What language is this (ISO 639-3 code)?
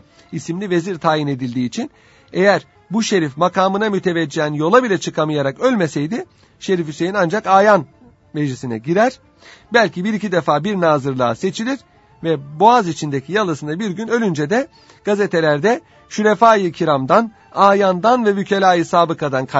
tur